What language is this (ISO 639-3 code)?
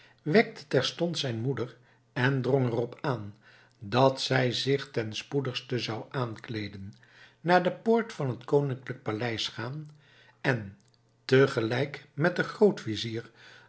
nld